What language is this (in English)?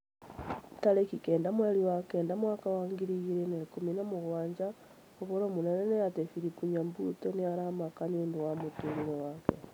Kikuyu